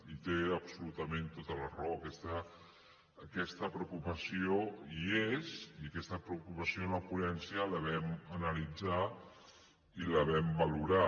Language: Catalan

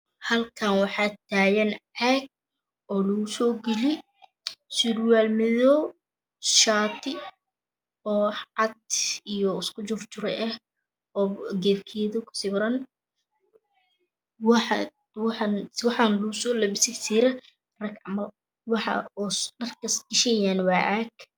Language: Somali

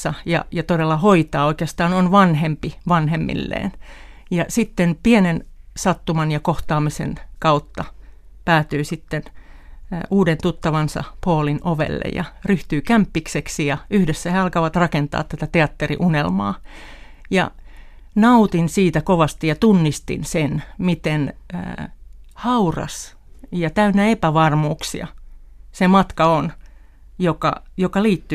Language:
Finnish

